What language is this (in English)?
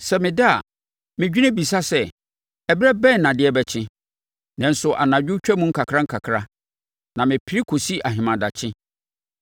Akan